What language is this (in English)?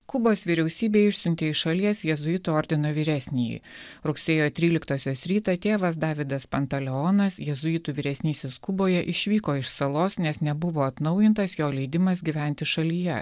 Lithuanian